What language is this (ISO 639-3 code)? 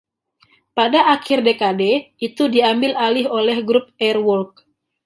ind